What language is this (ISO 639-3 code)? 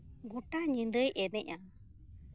sat